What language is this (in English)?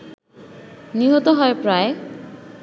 Bangla